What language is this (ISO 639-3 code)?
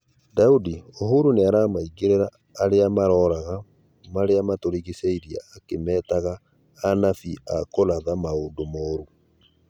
kik